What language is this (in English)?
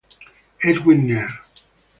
Italian